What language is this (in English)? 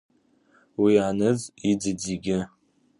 Abkhazian